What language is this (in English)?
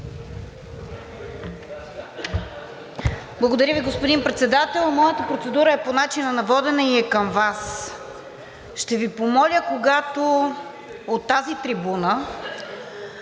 Bulgarian